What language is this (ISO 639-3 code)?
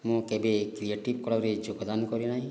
ori